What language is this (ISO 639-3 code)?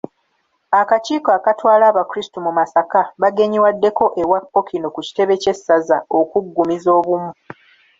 lug